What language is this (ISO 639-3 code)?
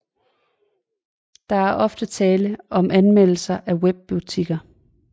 dan